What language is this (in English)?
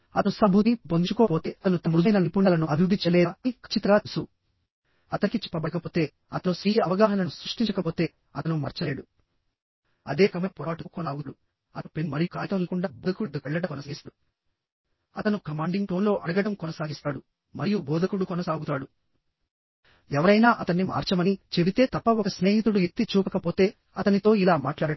Telugu